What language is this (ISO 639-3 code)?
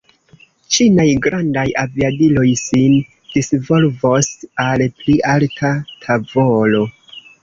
epo